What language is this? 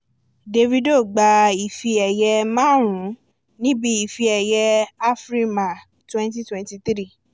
Yoruba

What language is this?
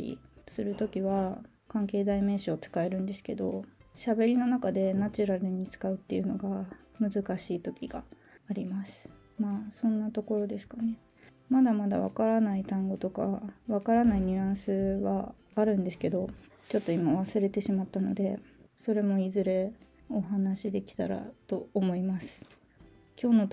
Japanese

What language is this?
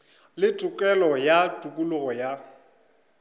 Northern Sotho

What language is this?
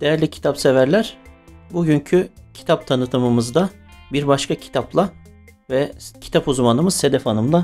Turkish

